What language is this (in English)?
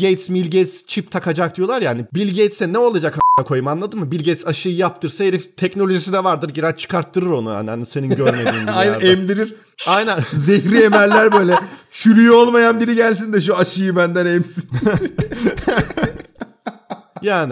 Turkish